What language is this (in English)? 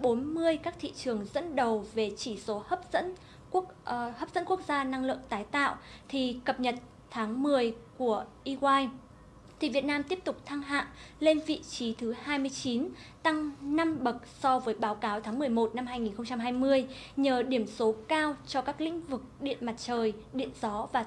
Vietnamese